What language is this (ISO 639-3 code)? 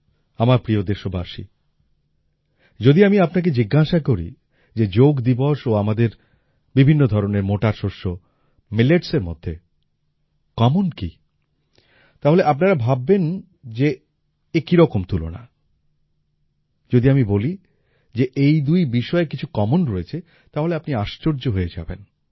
ben